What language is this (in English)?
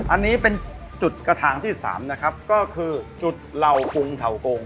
Thai